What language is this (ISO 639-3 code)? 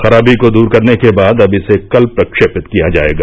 hin